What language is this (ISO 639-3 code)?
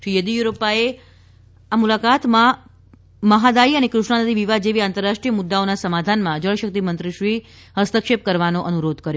guj